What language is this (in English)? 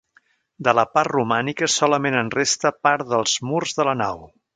Catalan